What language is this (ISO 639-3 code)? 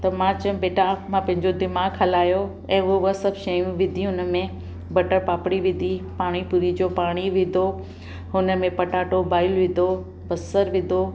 snd